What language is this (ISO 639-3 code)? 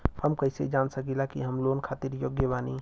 bho